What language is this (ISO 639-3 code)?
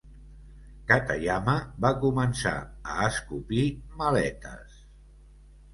cat